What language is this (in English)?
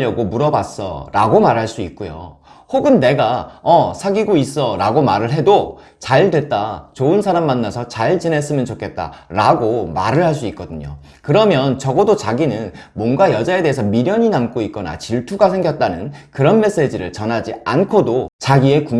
Korean